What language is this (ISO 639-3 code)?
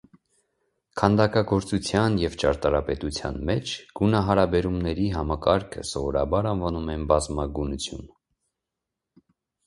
hye